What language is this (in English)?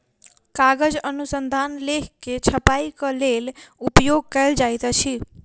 Maithili